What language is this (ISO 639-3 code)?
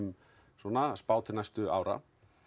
isl